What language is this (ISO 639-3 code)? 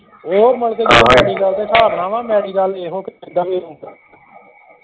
pan